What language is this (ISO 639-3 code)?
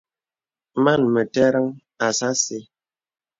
beb